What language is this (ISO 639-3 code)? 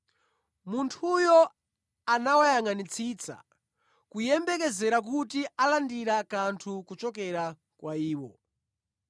nya